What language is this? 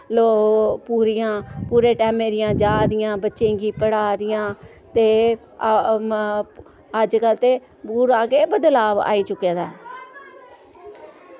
Dogri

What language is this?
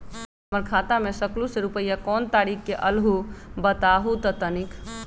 Magahi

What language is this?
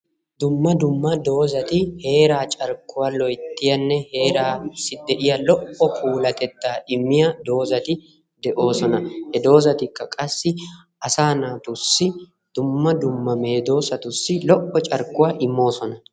Wolaytta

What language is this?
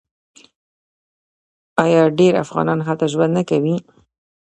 Pashto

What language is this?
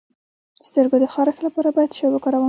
Pashto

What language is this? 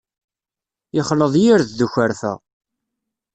Kabyle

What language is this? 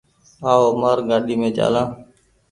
Goaria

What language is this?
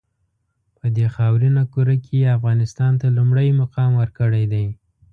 Pashto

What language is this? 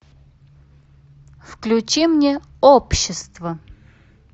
Russian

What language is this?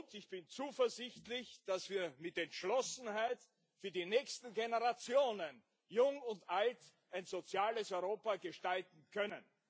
German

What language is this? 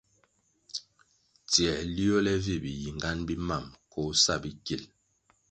Kwasio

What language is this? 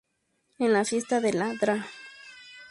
Spanish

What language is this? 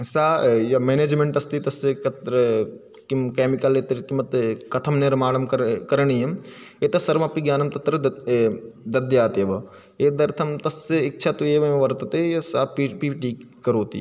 Sanskrit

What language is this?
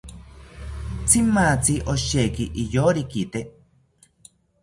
South Ucayali Ashéninka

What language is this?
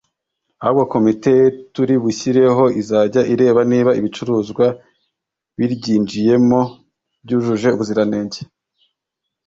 Kinyarwanda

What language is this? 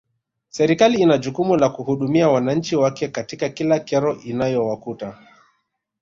Swahili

